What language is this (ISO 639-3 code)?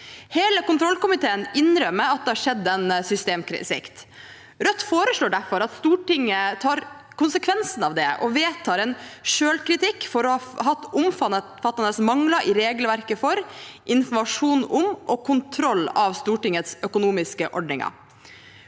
nor